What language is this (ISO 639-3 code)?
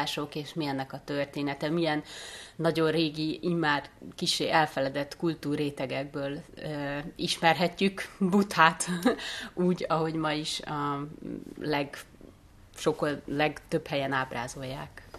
hun